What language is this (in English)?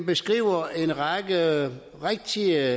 Danish